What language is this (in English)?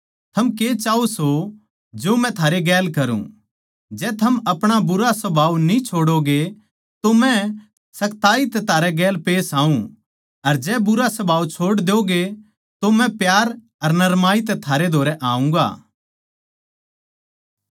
Haryanvi